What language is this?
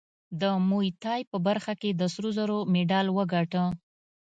Pashto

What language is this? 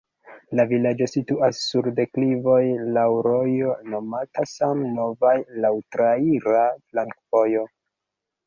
Esperanto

